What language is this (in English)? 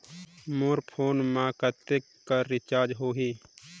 Chhattisgarhi